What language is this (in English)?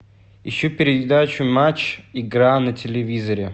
Russian